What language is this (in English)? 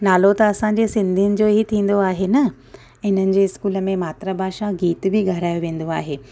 Sindhi